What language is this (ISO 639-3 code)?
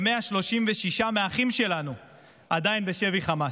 heb